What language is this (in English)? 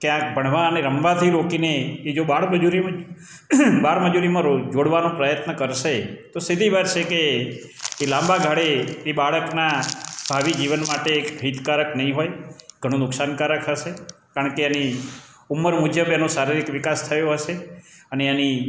Gujarati